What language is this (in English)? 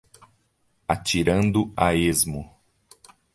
Portuguese